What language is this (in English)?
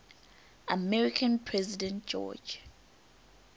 English